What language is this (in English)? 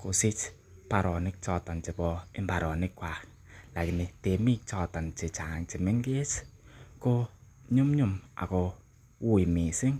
Kalenjin